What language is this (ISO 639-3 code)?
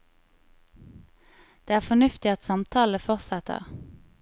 nor